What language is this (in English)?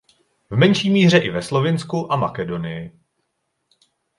Czech